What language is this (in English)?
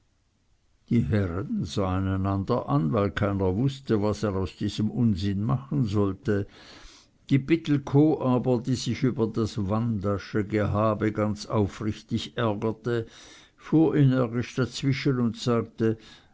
German